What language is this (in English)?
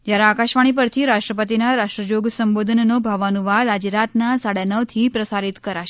Gujarati